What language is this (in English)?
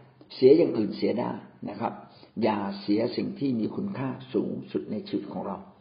Thai